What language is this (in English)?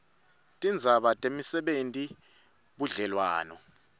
Swati